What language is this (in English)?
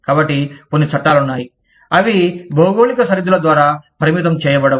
Telugu